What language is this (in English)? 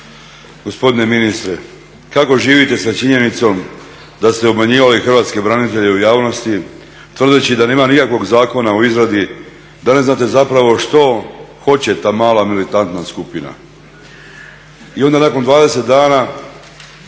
Croatian